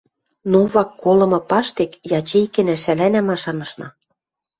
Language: Western Mari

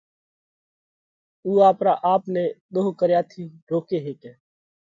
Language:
Parkari Koli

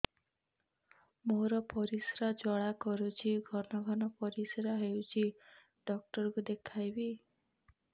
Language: Odia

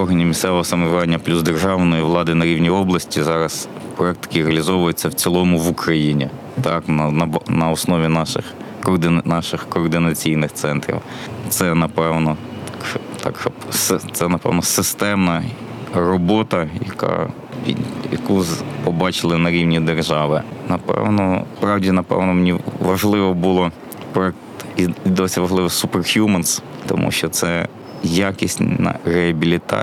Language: Ukrainian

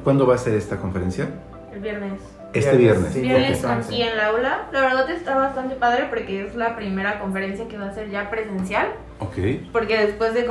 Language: Spanish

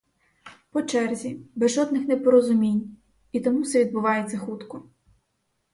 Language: Ukrainian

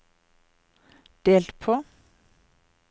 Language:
Norwegian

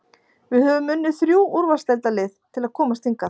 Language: Icelandic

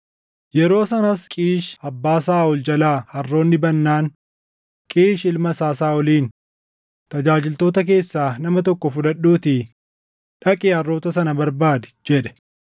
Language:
Oromo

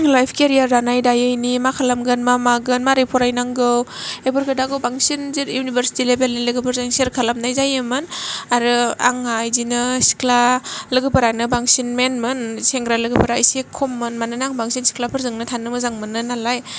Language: Bodo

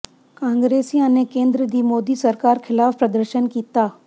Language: Punjabi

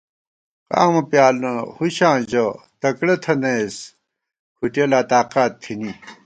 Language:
Gawar-Bati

